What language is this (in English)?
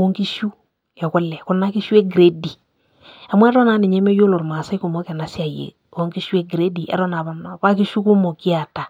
Masai